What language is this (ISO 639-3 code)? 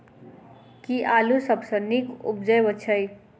mai